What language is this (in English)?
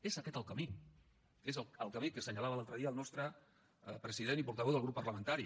Catalan